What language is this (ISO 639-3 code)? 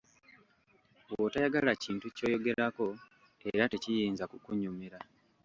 lug